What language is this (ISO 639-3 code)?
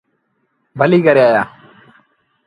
sbn